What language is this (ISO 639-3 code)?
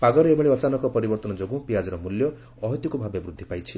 ori